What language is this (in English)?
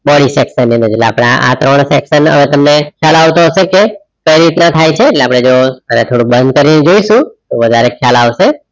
Gujarati